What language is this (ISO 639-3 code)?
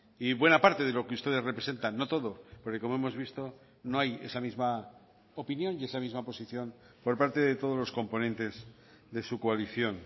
spa